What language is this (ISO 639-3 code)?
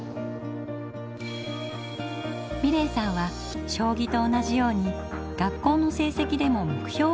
jpn